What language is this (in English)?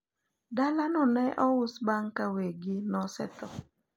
Luo (Kenya and Tanzania)